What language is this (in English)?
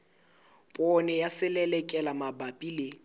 Southern Sotho